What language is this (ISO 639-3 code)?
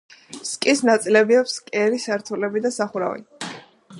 kat